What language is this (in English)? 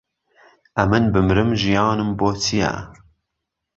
Central Kurdish